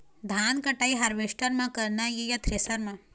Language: Chhattisgarhi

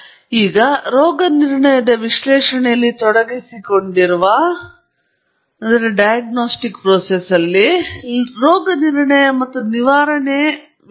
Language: Kannada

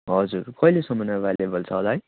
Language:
Nepali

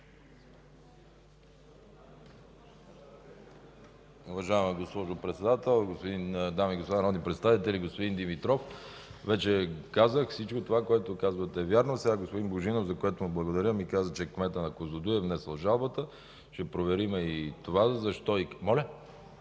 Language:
Bulgarian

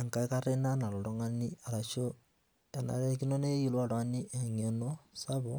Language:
Masai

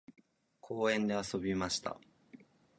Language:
Japanese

